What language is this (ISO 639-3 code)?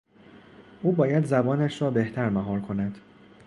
fas